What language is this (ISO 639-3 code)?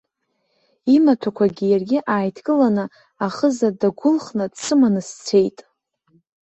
abk